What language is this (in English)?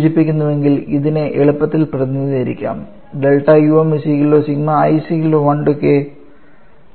Malayalam